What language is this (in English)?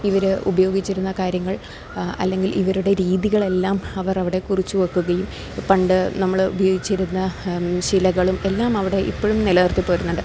Malayalam